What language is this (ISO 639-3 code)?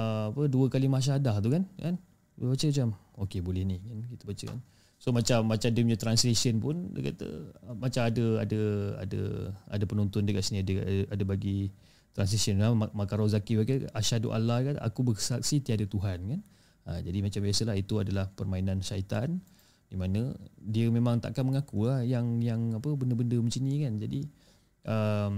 msa